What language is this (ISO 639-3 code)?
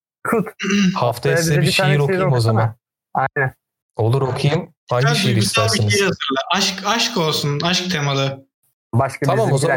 tur